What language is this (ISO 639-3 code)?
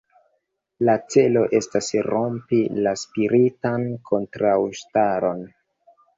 epo